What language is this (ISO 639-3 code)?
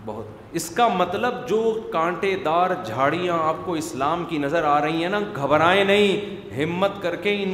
urd